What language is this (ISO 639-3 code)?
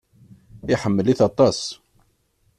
kab